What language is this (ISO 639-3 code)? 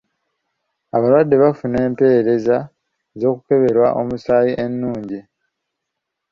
lug